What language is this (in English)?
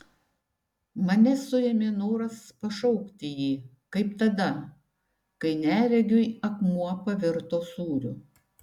Lithuanian